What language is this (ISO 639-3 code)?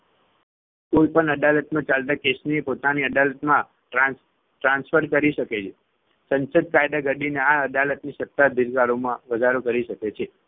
guj